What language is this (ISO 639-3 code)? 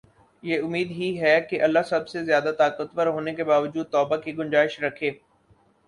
urd